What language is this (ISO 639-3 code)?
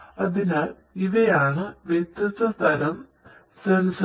mal